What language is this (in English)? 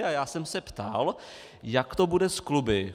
Czech